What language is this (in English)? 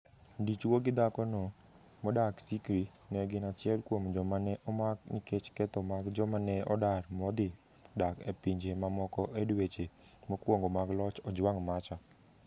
Luo (Kenya and Tanzania)